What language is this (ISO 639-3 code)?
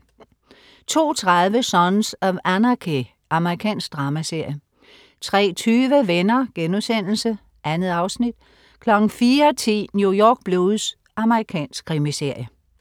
dan